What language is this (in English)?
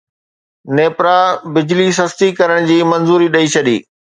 Sindhi